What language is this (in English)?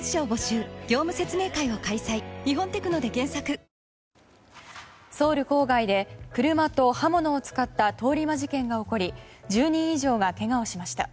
Japanese